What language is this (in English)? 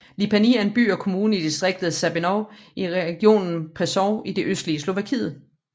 Danish